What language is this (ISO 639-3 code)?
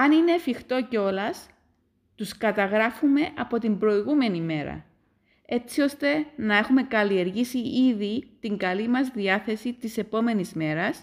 ell